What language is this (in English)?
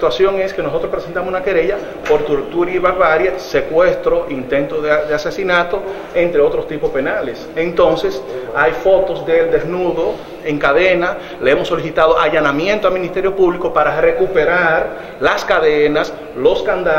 Spanish